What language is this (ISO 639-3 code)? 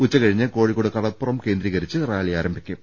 mal